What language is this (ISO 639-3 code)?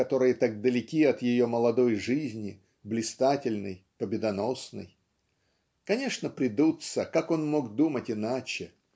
rus